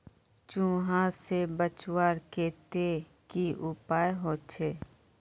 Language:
Magahi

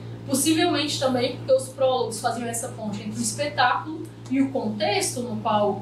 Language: Portuguese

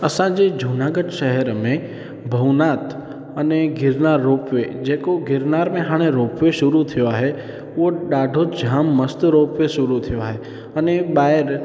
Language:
Sindhi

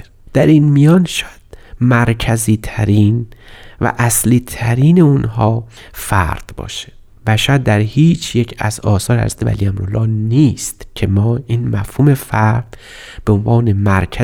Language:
Persian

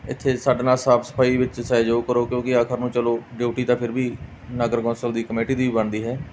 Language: Punjabi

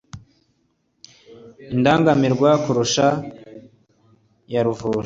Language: Kinyarwanda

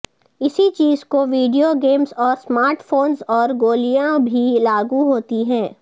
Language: Urdu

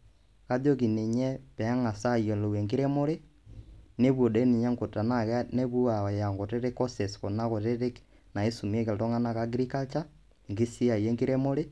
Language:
Masai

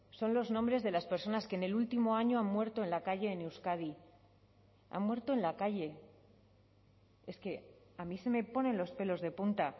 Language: Spanish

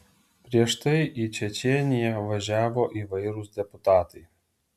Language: Lithuanian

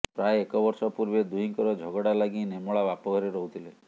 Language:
Odia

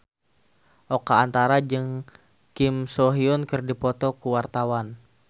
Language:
Sundanese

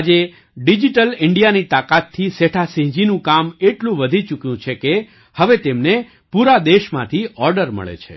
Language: Gujarati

